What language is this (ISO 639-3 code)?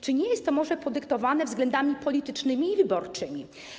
pol